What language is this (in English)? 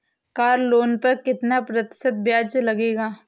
Hindi